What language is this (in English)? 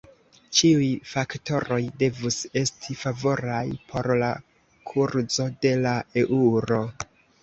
Esperanto